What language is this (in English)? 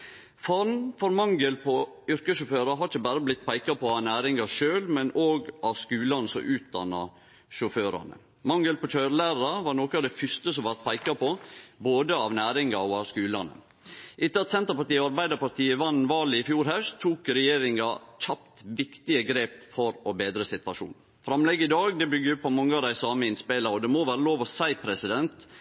Norwegian Nynorsk